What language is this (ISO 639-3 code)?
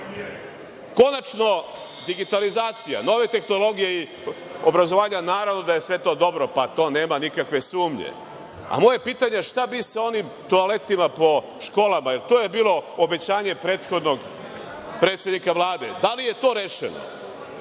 srp